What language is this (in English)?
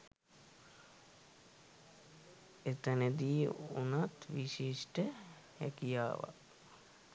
Sinhala